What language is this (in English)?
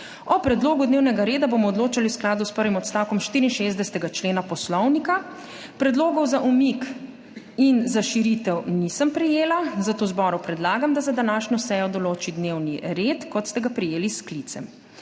Slovenian